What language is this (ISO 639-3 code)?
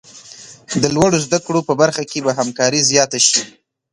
pus